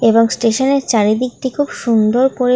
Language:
Bangla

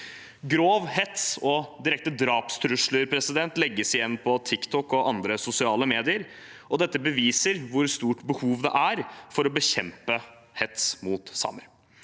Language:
Norwegian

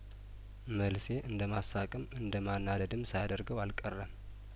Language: Amharic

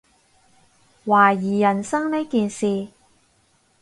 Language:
Cantonese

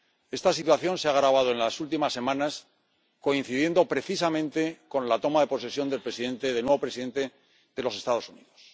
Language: Spanish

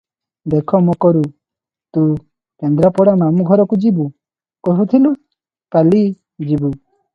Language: Odia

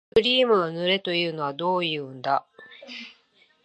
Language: Japanese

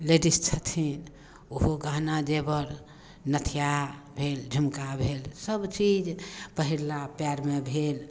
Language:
Maithili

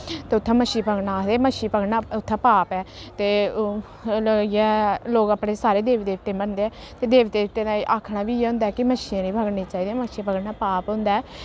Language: Dogri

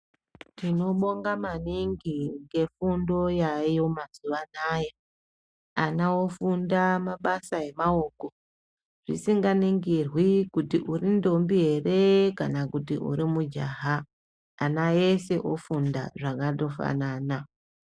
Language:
Ndau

